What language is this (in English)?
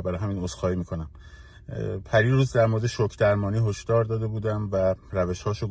Persian